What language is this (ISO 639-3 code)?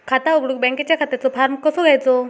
mar